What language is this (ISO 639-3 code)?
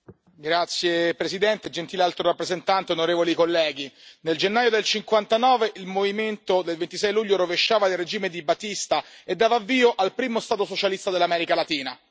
ita